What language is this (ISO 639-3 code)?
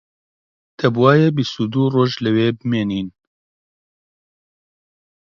ckb